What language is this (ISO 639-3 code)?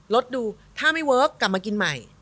tha